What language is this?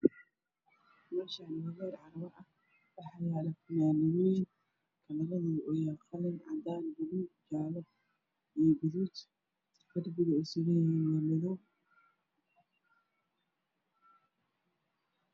Somali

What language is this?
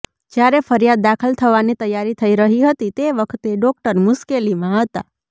Gujarati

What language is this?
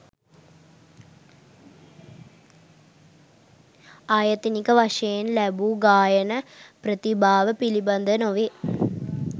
Sinhala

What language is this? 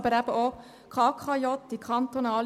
Swiss German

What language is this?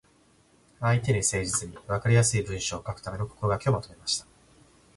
Japanese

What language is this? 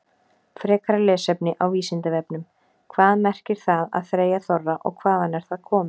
Icelandic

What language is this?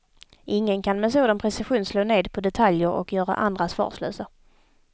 Swedish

